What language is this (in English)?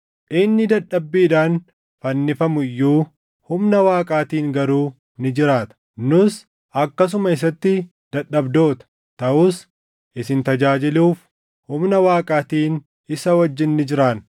Oromo